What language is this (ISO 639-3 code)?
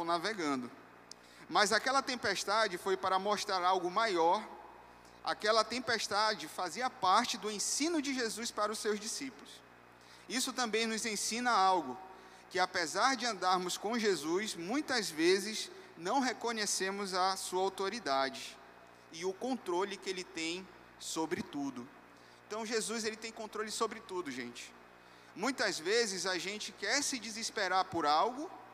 por